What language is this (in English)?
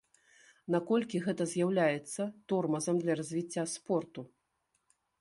Belarusian